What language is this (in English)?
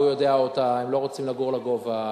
Hebrew